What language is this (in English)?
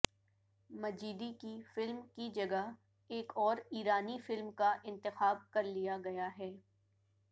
Urdu